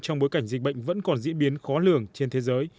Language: Vietnamese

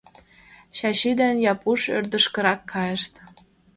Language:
Mari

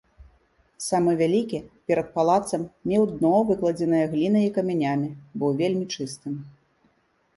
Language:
Belarusian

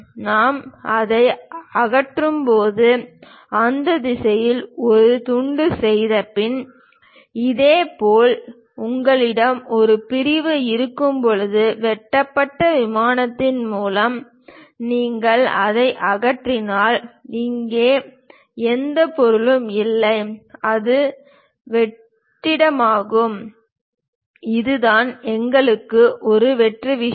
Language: Tamil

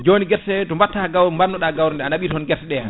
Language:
Fula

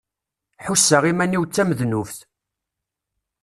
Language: Kabyle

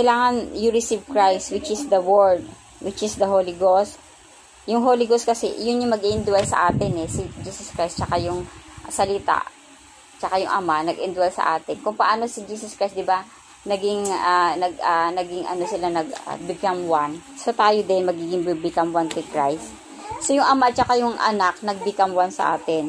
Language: Filipino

